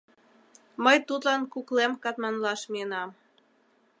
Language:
Mari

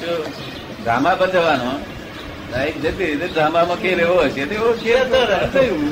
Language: Gujarati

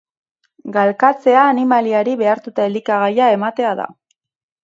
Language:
Basque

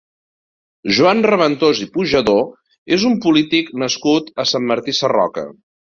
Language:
Catalan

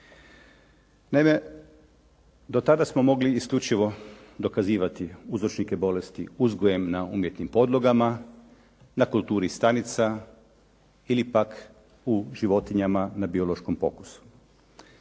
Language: Croatian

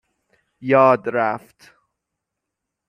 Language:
Persian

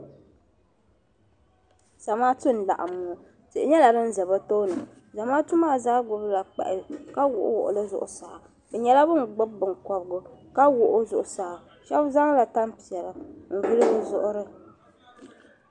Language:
Dagbani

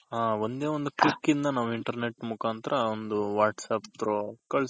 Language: Kannada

